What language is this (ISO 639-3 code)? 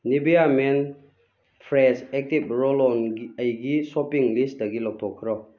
mni